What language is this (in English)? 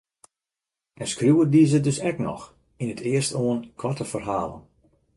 Western Frisian